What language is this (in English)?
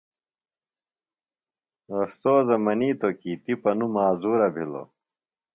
Phalura